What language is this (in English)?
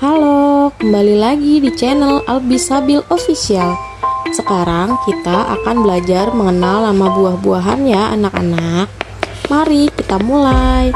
Indonesian